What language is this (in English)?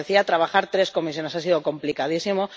Spanish